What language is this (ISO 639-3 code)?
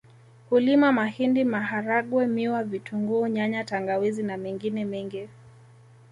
swa